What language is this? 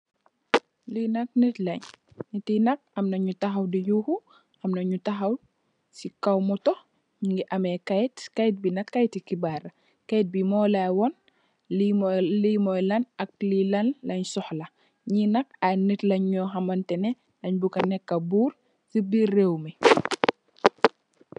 Wolof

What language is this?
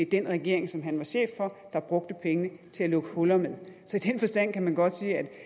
Danish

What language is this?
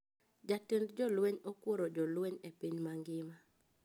Luo (Kenya and Tanzania)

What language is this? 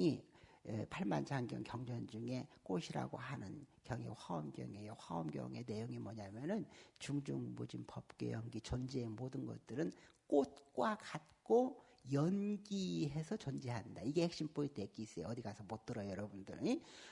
Korean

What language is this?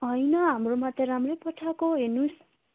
Nepali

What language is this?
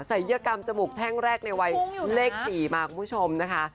Thai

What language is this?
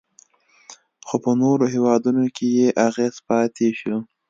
Pashto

